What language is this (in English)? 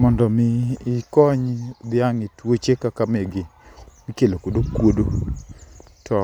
Luo (Kenya and Tanzania)